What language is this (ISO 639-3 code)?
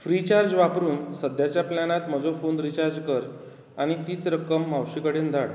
kok